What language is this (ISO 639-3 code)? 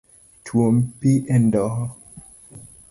luo